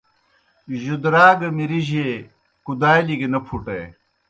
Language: Kohistani Shina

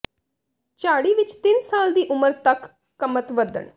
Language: Punjabi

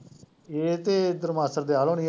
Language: Punjabi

